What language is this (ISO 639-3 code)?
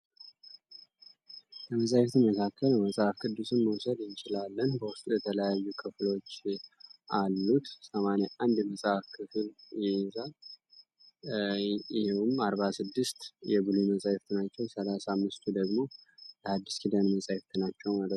amh